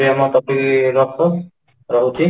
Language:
Odia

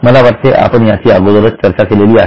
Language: Marathi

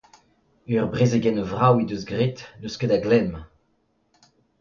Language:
Breton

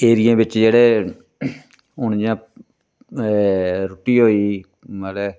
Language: Dogri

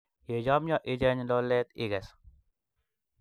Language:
Kalenjin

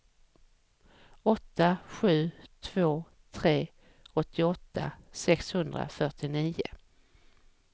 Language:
Swedish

